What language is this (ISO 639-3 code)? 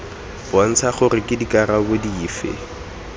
tsn